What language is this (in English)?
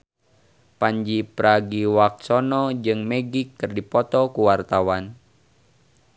Sundanese